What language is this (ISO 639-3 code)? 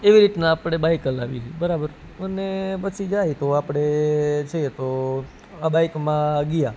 guj